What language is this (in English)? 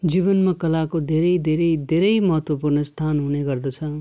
Nepali